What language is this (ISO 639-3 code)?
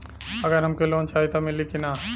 bho